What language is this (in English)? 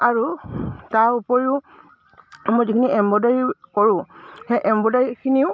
Assamese